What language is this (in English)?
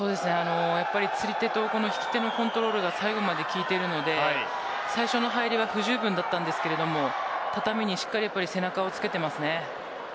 Japanese